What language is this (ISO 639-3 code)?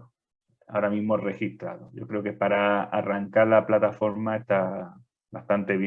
spa